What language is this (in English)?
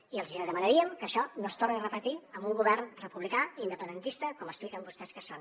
Catalan